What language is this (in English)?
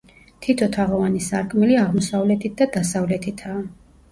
Georgian